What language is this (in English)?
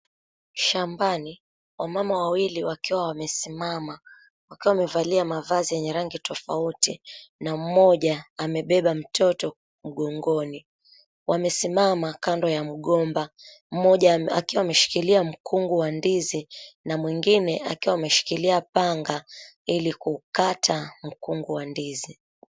Swahili